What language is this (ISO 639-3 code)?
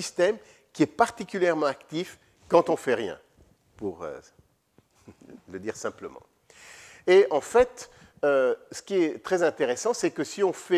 fra